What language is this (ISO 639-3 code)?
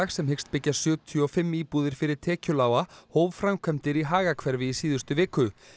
isl